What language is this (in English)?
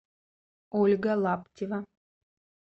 Russian